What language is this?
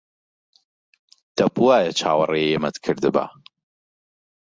Central Kurdish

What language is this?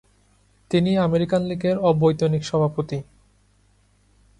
Bangla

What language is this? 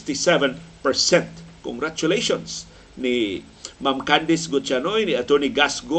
Filipino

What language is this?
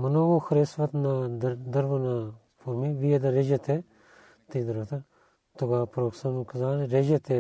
Bulgarian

